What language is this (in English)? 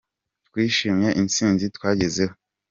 Kinyarwanda